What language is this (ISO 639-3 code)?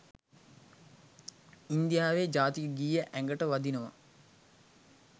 sin